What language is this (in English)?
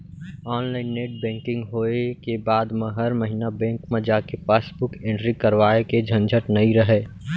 Chhattisgarhi